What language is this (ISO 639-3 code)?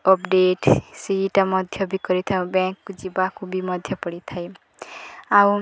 ori